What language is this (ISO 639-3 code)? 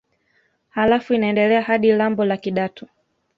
swa